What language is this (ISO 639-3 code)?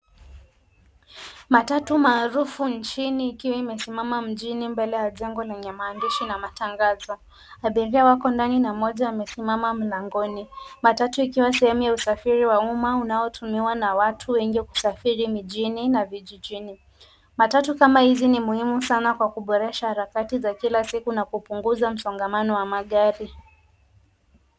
swa